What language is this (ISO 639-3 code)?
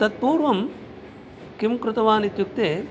san